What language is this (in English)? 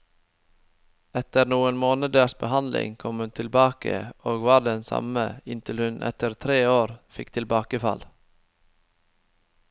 Norwegian